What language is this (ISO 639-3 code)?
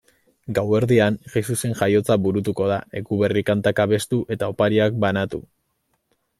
eus